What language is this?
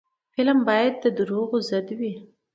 Pashto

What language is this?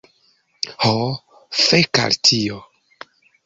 Esperanto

